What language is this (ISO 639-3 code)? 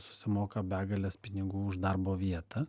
lit